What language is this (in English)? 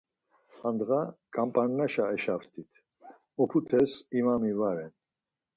Laz